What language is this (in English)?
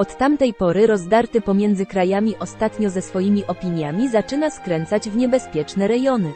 Polish